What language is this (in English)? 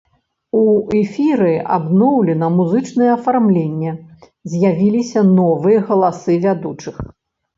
Belarusian